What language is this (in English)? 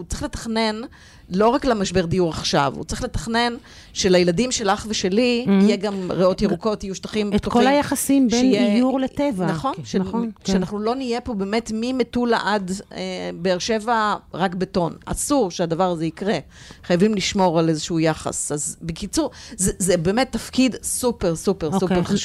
Hebrew